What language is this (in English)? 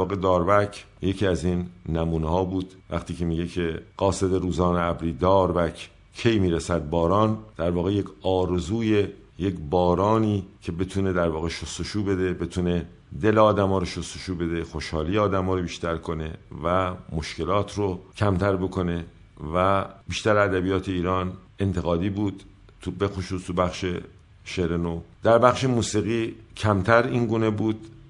Persian